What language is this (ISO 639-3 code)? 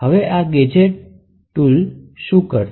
guj